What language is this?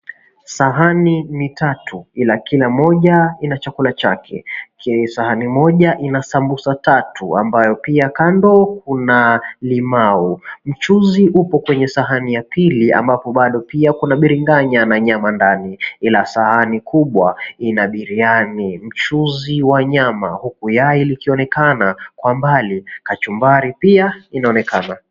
Swahili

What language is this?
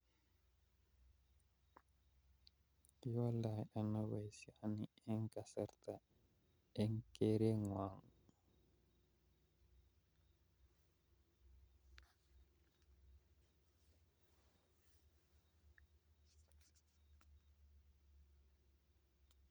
Kalenjin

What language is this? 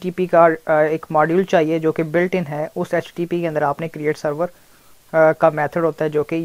Hindi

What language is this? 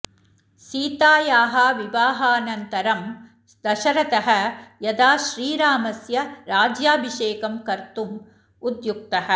Sanskrit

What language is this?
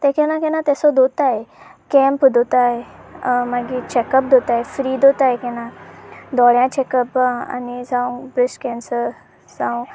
Konkani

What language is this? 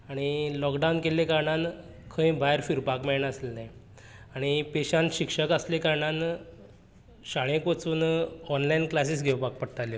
Konkani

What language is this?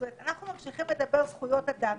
Hebrew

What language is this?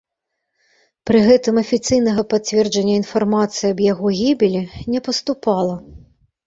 Belarusian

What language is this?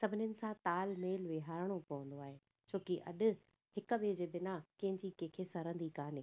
Sindhi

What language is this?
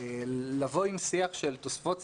Hebrew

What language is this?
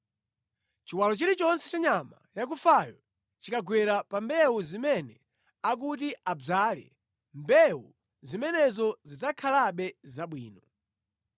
Nyanja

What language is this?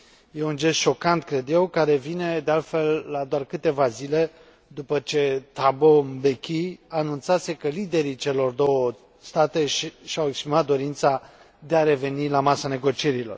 Romanian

